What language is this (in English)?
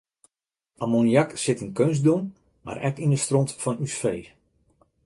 Western Frisian